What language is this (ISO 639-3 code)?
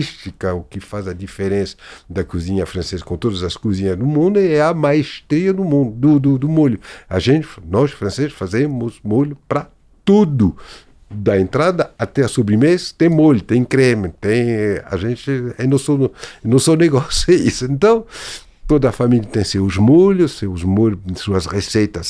por